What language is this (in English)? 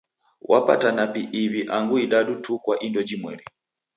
Taita